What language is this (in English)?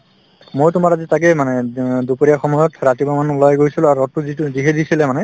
Assamese